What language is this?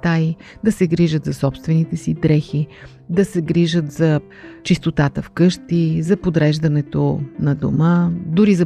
Bulgarian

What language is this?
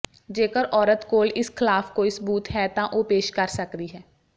Punjabi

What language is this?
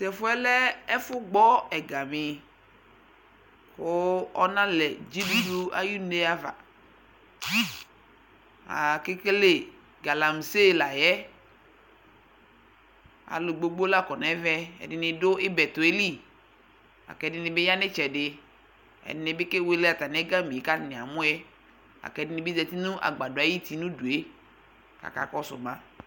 Ikposo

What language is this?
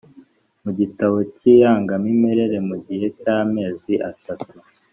Kinyarwanda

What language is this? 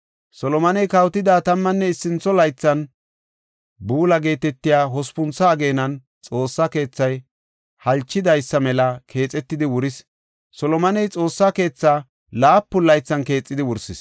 Gofa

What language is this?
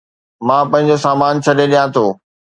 Sindhi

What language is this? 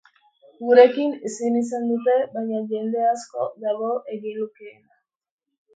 Basque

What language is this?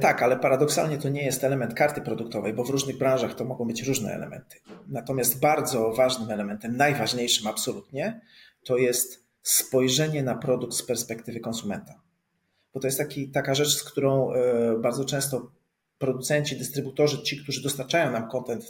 Polish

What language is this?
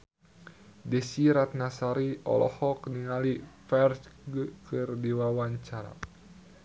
Sundanese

